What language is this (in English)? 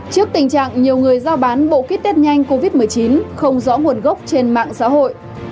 Vietnamese